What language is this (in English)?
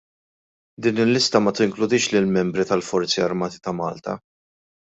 Maltese